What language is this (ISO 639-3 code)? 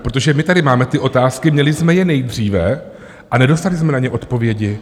ces